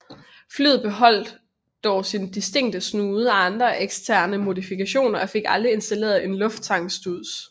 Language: Danish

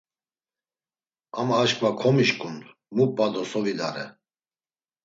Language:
Laz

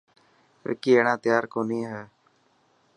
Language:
Dhatki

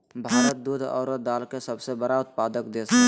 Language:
Magahi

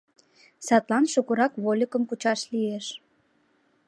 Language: Mari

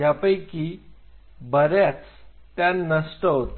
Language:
Marathi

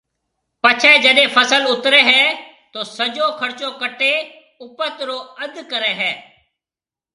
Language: Marwari (Pakistan)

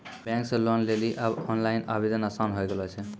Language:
Maithili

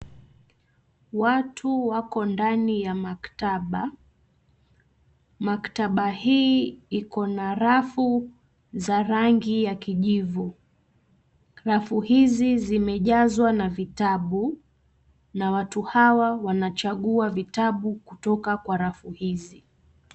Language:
Swahili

